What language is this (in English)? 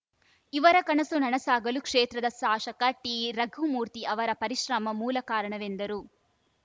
Kannada